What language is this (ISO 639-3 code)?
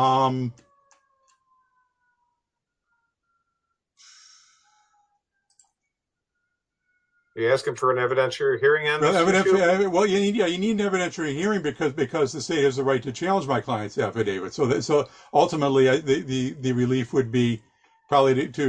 eng